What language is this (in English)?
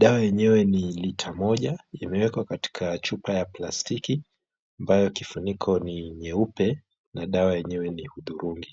Swahili